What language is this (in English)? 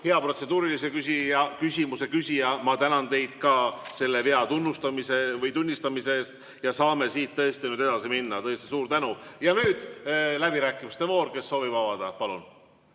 Estonian